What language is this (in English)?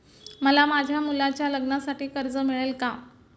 Marathi